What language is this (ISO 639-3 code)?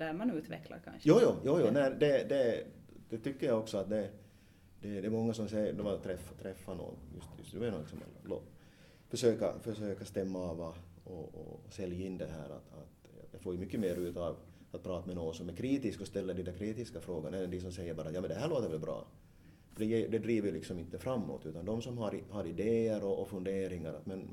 swe